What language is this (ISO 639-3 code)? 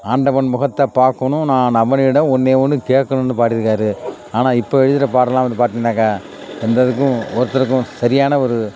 tam